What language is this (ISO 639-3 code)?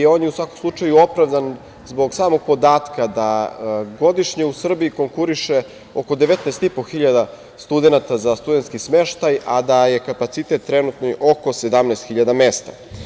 srp